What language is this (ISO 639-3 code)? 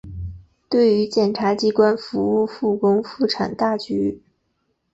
zho